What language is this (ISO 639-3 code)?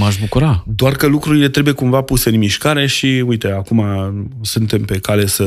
ron